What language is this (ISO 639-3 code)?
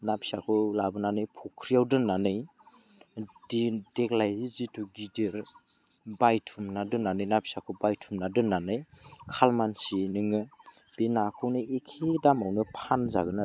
brx